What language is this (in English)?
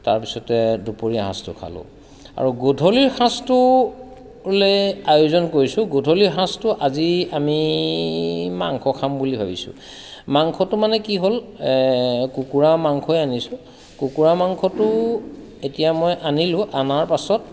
Assamese